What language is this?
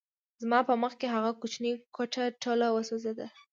Pashto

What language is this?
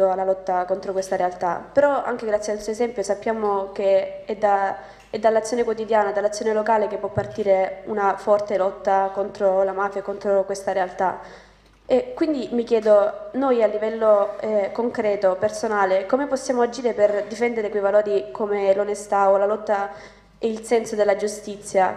Italian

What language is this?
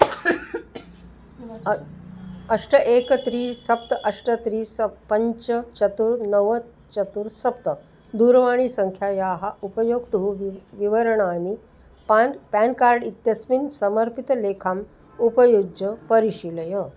Sanskrit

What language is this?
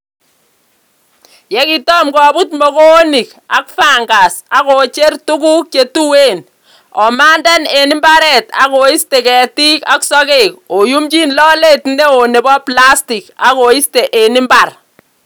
Kalenjin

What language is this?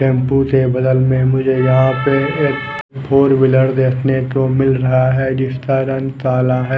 Hindi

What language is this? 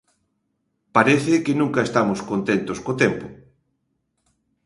Galician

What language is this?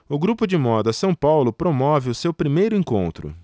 Portuguese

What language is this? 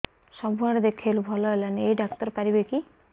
Odia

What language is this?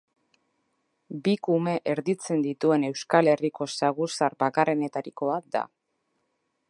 Basque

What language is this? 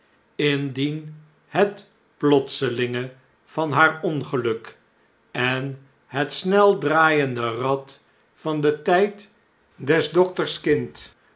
Dutch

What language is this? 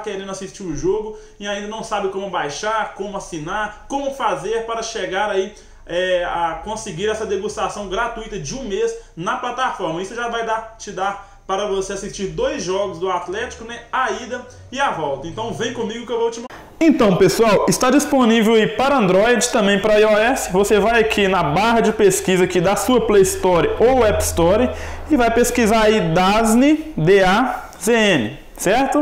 Portuguese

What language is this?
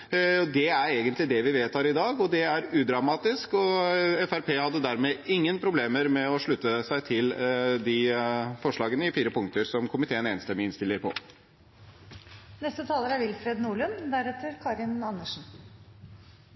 Norwegian Bokmål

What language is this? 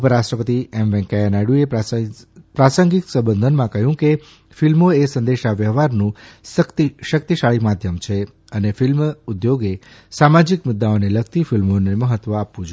Gujarati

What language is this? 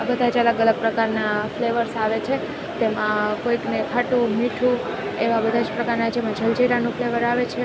Gujarati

